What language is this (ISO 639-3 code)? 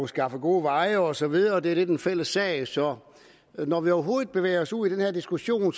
dan